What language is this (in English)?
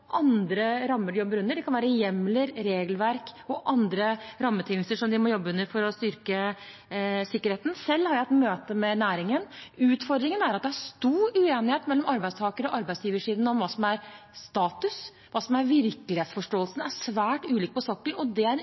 Norwegian Bokmål